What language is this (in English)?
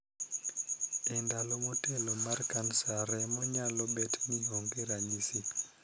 Luo (Kenya and Tanzania)